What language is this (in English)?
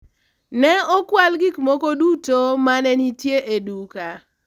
Luo (Kenya and Tanzania)